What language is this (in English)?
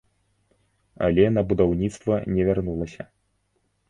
Belarusian